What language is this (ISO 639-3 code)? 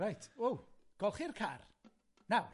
cym